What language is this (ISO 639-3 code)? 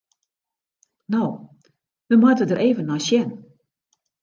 fry